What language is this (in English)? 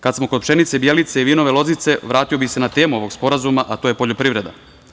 Serbian